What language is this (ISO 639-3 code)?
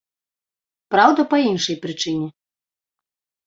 bel